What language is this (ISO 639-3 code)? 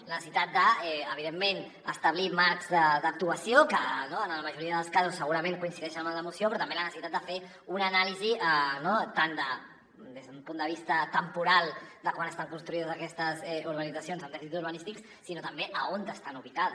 cat